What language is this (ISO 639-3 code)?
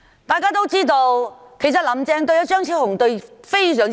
yue